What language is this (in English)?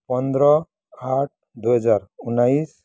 Nepali